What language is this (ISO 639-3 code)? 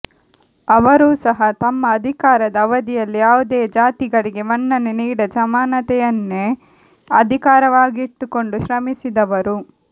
kan